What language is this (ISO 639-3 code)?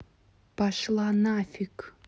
rus